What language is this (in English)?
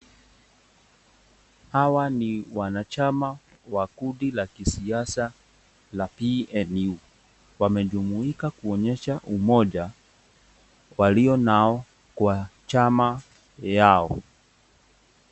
Swahili